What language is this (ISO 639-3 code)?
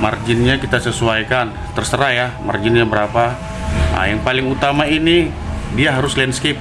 ind